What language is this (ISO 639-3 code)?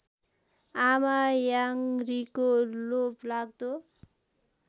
nep